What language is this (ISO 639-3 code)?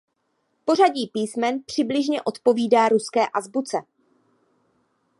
ces